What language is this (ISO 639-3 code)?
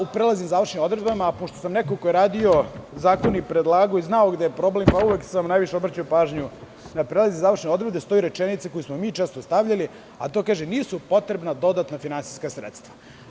srp